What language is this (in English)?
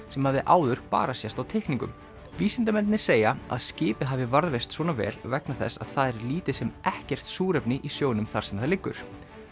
Icelandic